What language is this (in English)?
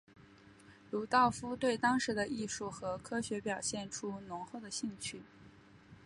Chinese